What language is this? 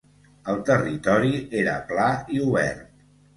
Catalan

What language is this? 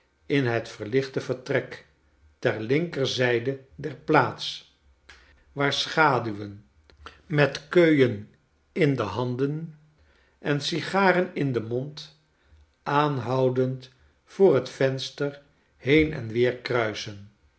Dutch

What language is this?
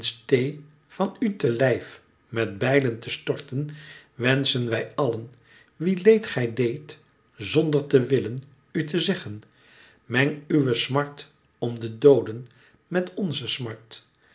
Dutch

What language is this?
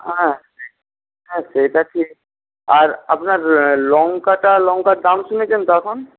Bangla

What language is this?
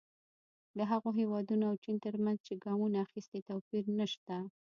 Pashto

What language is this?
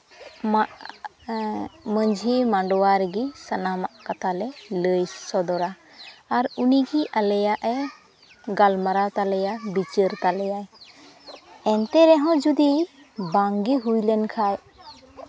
Santali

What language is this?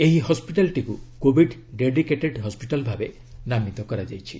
Odia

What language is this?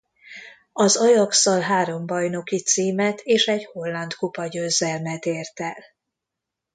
Hungarian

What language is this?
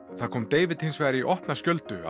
Icelandic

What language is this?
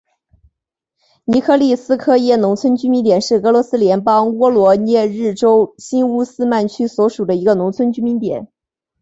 Chinese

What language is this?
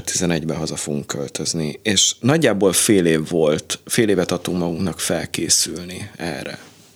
Hungarian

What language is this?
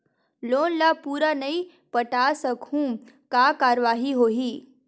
Chhattisgarhi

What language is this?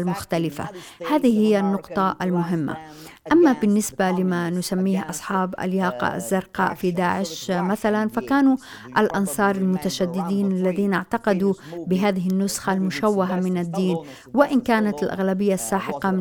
Arabic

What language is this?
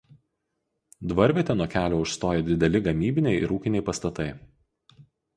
Lithuanian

